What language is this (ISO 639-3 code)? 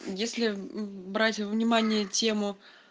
rus